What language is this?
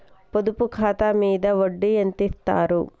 Telugu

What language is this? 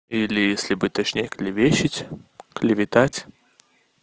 Russian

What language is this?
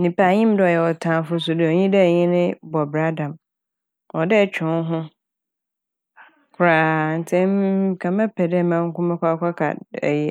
Akan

